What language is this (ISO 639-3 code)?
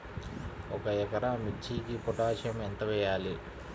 tel